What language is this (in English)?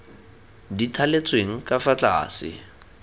Tswana